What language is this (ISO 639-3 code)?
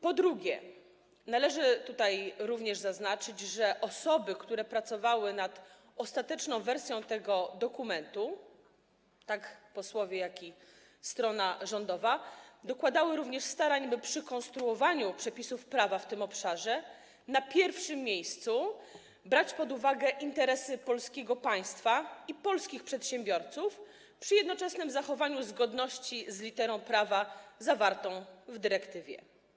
pol